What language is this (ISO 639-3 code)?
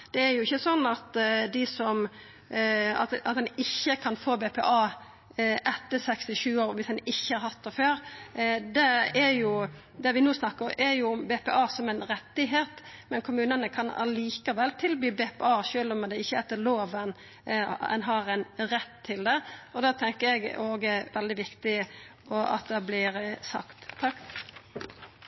nno